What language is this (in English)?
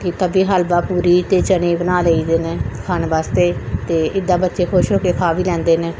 Punjabi